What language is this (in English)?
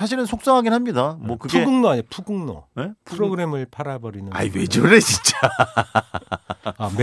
Korean